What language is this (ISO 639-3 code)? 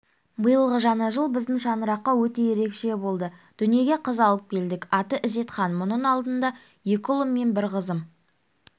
kaz